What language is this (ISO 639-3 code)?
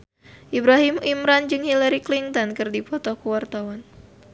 sun